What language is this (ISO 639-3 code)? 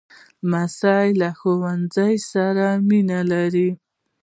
pus